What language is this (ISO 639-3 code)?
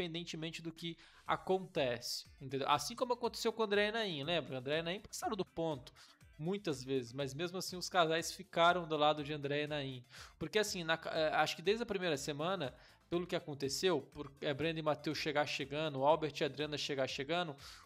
por